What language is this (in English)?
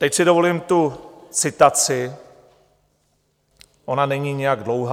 Czech